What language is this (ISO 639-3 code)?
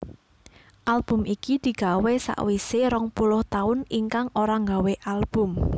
jav